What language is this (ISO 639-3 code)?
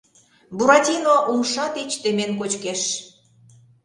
chm